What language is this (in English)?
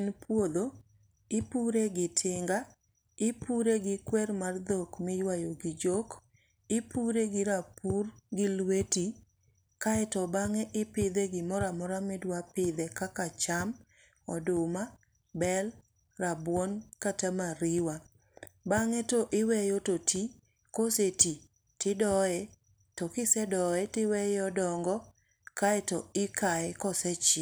Luo (Kenya and Tanzania)